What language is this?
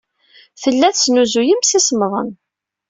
Kabyle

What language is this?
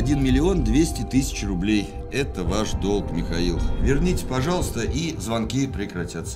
Russian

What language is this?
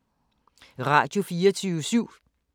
Danish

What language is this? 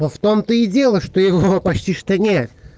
Russian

